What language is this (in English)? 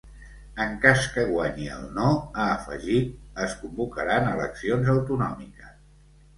Catalan